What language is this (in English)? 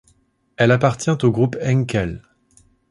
French